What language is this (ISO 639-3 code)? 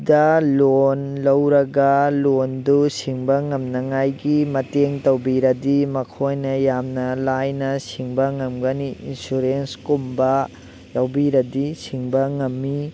mni